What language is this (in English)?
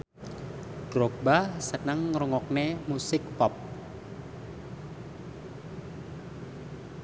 Javanese